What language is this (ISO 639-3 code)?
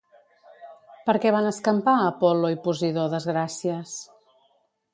cat